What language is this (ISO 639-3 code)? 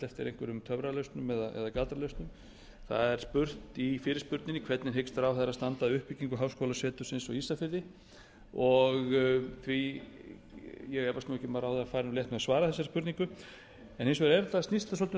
isl